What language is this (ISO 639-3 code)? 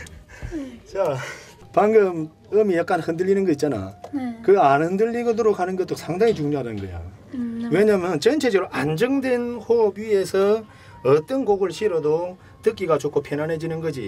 kor